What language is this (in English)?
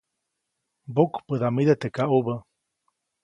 Copainalá Zoque